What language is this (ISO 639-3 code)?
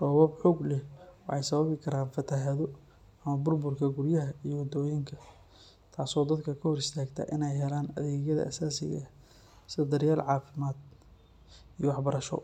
som